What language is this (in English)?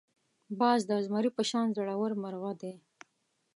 Pashto